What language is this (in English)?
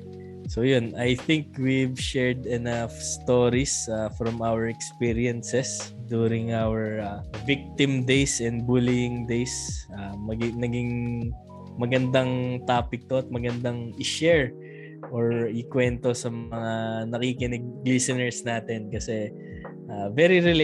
Filipino